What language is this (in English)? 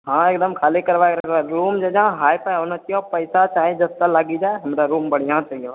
Maithili